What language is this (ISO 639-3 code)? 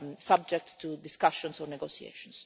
eng